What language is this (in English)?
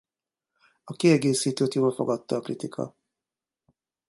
Hungarian